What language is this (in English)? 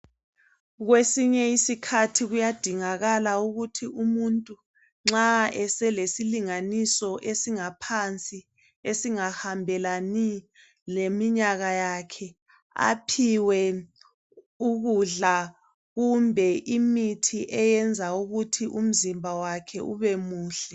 North Ndebele